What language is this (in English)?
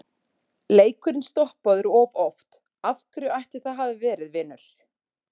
Icelandic